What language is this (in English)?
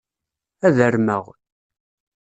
Kabyle